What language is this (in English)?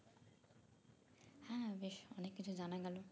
Bangla